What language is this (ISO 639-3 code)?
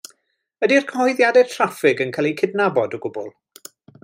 cym